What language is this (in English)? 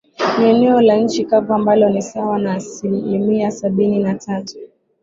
Swahili